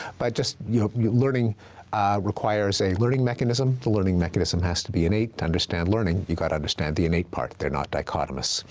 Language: English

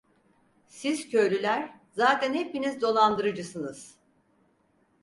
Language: Turkish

